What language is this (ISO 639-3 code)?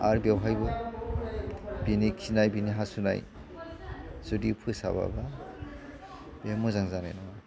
brx